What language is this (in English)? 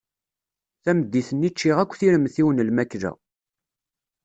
Kabyle